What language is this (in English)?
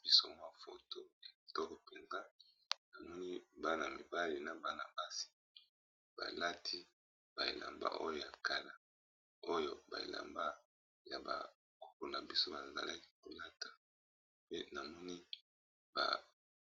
Lingala